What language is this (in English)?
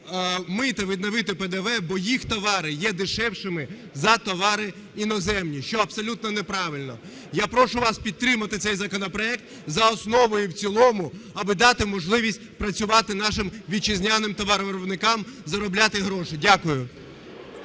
Ukrainian